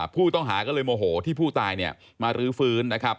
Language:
Thai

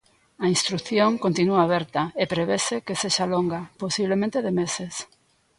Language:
Galician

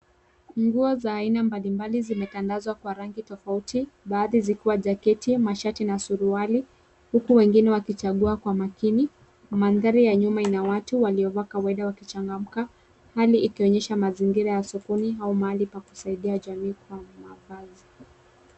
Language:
Swahili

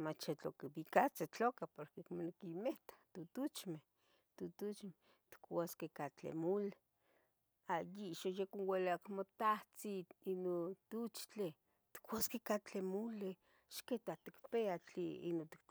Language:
Tetelcingo Nahuatl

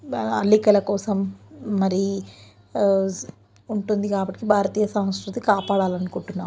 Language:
Telugu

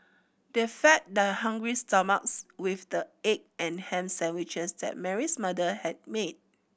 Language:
English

